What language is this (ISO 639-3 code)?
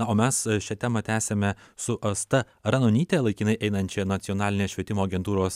lit